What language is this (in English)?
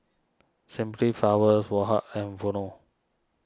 English